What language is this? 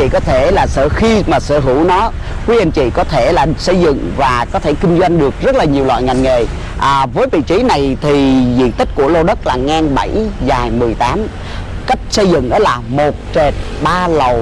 Vietnamese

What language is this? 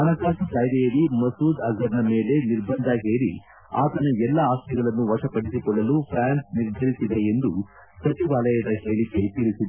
Kannada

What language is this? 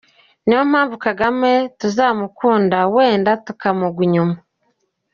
Kinyarwanda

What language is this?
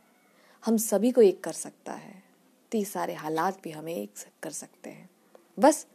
Hindi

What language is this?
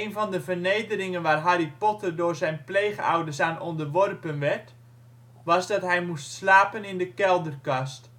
Dutch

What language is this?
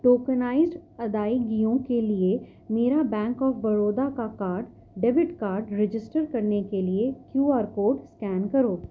Urdu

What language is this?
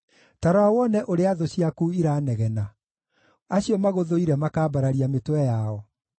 Kikuyu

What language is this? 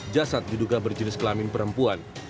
Indonesian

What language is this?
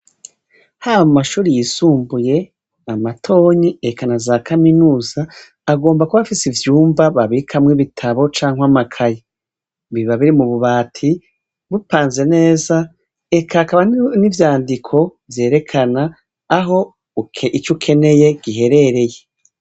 Rundi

